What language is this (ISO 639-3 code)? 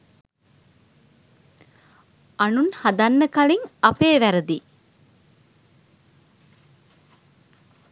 sin